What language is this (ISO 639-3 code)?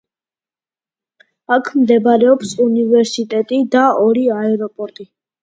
kat